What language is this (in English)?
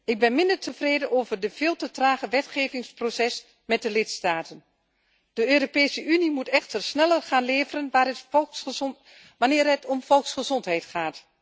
Dutch